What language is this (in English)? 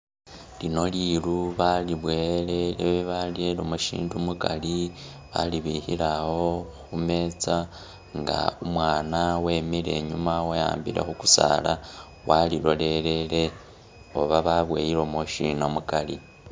Masaaba